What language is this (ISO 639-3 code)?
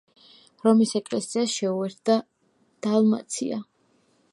kat